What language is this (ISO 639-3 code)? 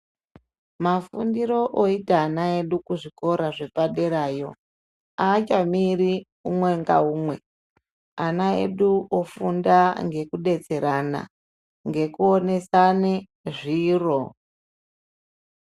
ndc